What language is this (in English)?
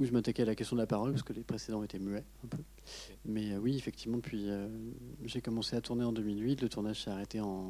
French